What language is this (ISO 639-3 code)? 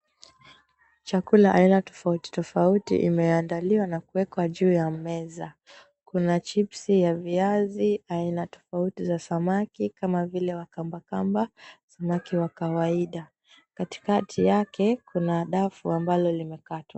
swa